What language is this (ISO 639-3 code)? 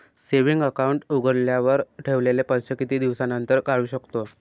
mar